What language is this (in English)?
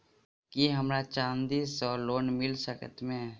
Maithili